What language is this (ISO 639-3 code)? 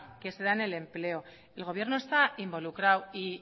spa